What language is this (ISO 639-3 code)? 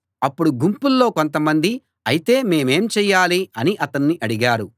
tel